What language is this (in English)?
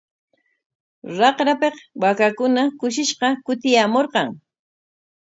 Corongo Ancash Quechua